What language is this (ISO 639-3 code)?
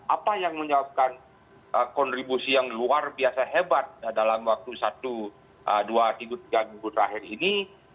ind